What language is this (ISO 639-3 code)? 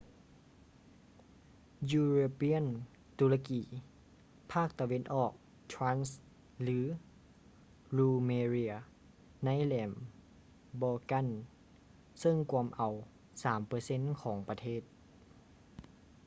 lao